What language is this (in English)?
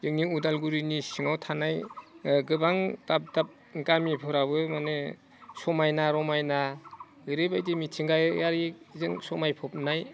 Bodo